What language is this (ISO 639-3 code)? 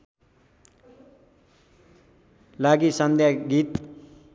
nep